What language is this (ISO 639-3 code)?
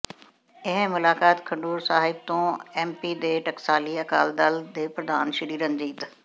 pan